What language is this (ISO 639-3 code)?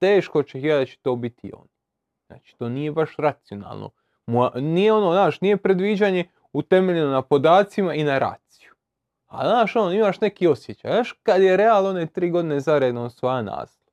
hrv